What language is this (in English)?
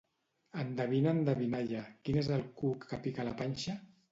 Catalan